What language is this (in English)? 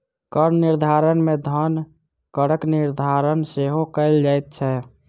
Maithili